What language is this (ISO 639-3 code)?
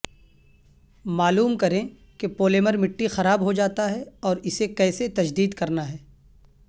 urd